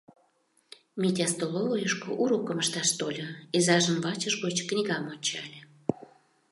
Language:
Mari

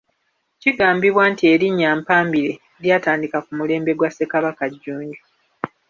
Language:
Ganda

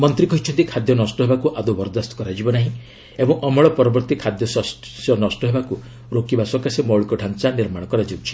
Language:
Odia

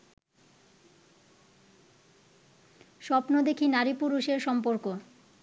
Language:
Bangla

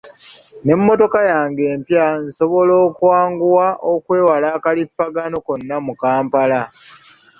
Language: Ganda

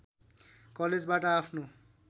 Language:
Nepali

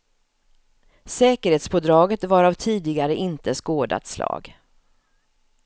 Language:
Swedish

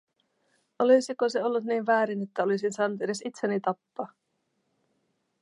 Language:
Finnish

